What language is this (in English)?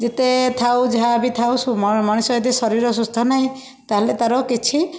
Odia